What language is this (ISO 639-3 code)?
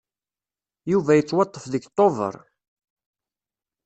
kab